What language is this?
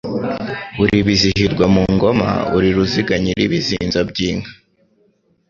Kinyarwanda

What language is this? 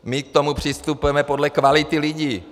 Czech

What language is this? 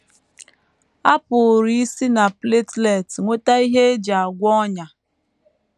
Igbo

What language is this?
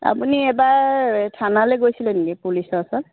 Assamese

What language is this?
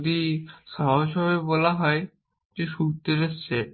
Bangla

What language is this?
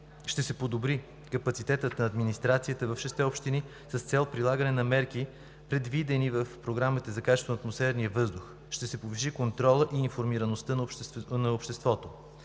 Bulgarian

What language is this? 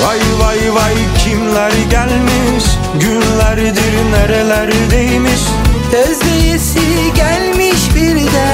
Turkish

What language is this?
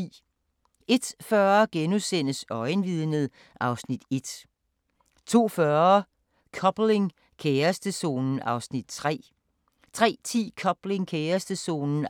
Danish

